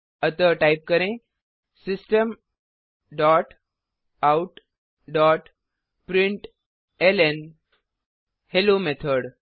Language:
Hindi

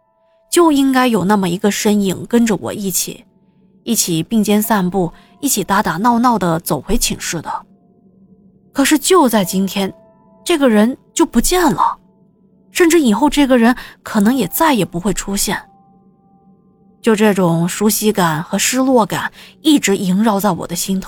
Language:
Chinese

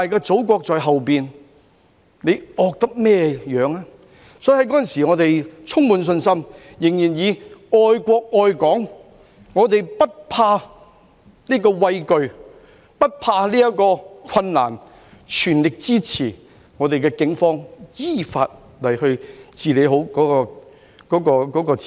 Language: Cantonese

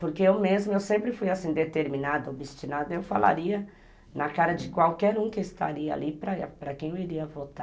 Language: Portuguese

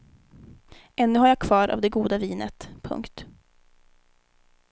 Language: Swedish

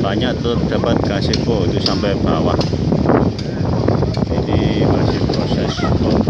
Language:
Indonesian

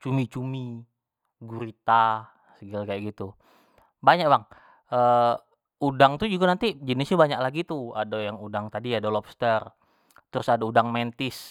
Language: Jambi Malay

